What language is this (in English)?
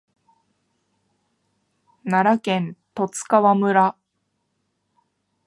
Japanese